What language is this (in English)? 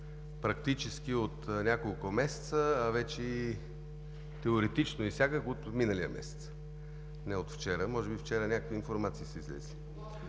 Bulgarian